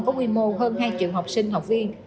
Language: Vietnamese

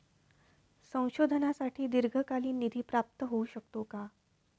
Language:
Marathi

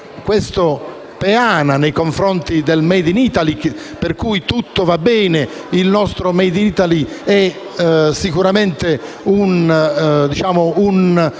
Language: Italian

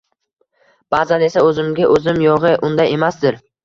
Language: Uzbek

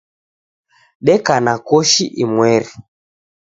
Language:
Taita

